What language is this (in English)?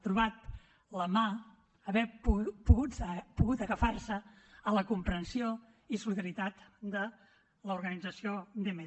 Catalan